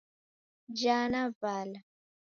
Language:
Taita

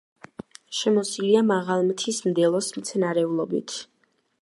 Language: Georgian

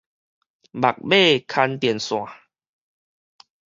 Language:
Min Nan Chinese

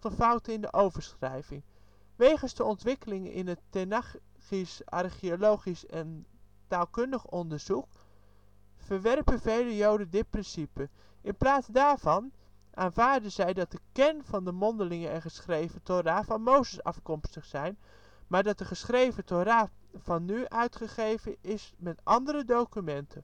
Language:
Dutch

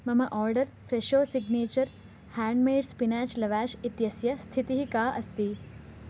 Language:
Sanskrit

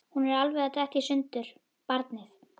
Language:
Icelandic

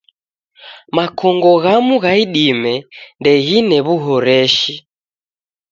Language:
Taita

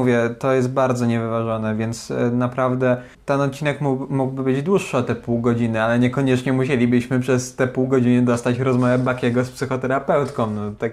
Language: Polish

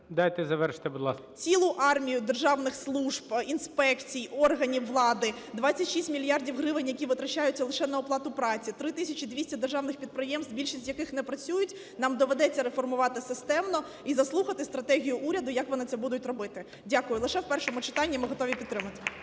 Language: Ukrainian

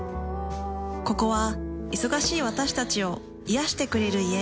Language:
Japanese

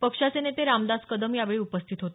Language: Marathi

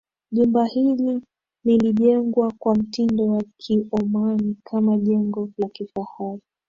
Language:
Swahili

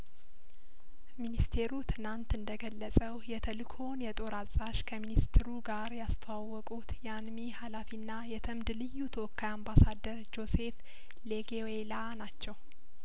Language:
Amharic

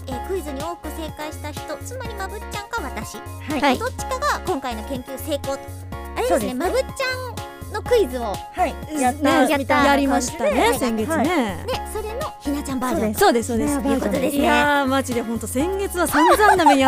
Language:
Japanese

